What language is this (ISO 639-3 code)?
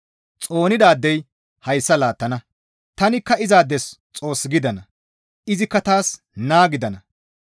gmv